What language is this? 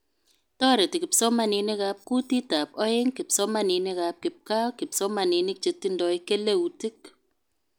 Kalenjin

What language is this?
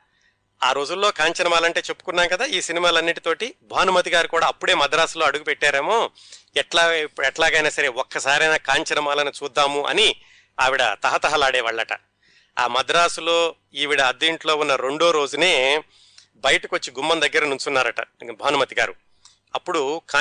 Telugu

